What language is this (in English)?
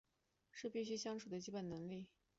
Chinese